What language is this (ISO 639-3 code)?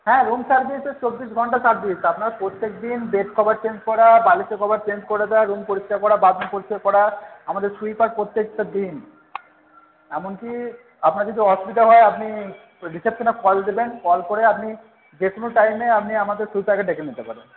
ben